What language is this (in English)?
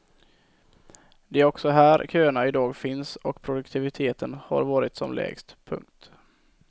Swedish